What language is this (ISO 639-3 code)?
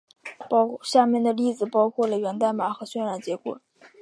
zho